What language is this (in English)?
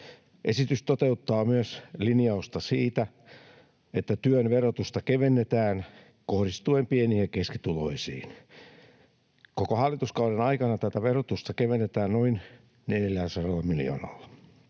Finnish